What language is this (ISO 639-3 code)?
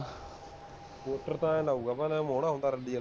pan